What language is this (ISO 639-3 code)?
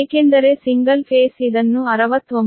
kan